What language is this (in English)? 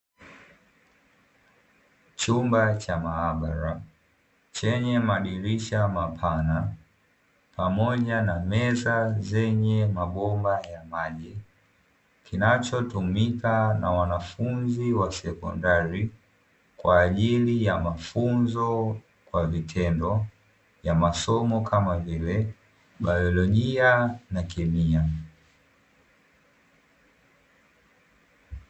Swahili